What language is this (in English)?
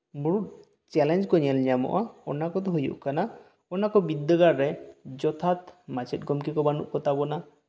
Santali